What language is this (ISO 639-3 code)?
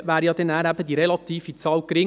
gsw